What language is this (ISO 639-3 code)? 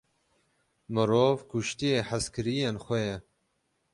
kur